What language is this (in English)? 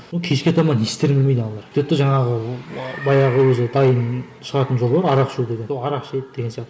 Kazakh